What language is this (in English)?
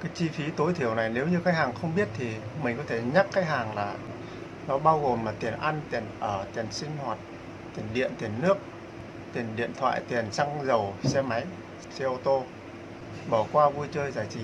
Vietnamese